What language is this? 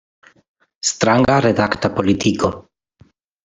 Esperanto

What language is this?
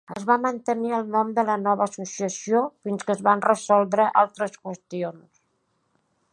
Catalan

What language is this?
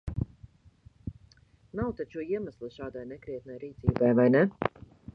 Latvian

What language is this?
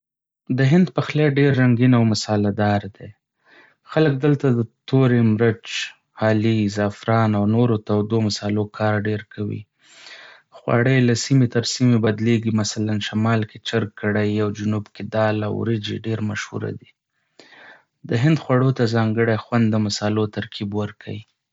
Pashto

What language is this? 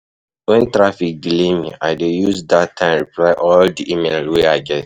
Nigerian Pidgin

